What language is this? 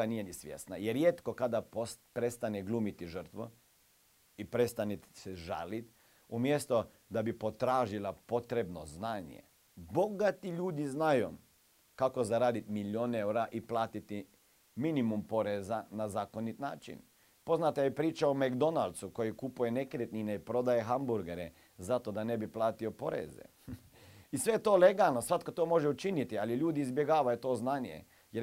Croatian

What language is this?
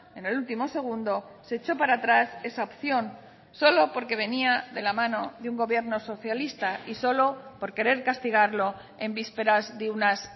Spanish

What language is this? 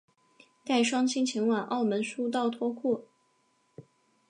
Chinese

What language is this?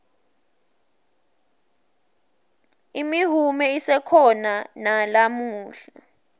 Swati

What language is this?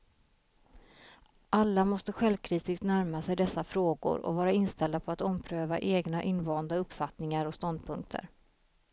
Swedish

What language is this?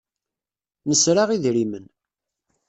Kabyle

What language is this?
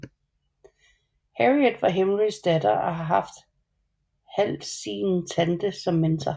Danish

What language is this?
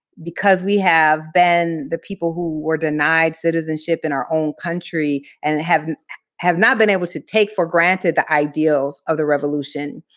English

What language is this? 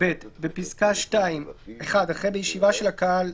Hebrew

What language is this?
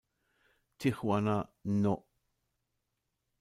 German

